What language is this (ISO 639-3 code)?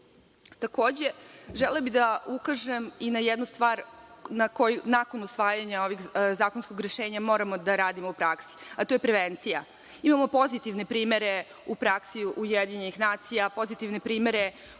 srp